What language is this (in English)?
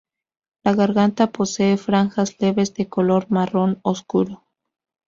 Spanish